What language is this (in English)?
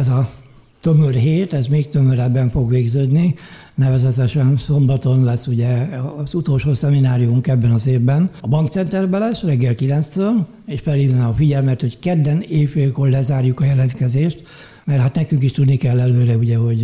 Hungarian